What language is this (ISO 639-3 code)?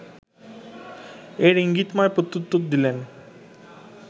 ben